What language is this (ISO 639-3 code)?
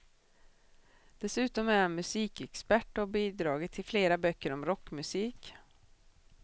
swe